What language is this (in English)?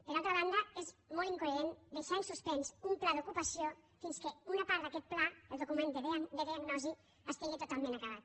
Catalan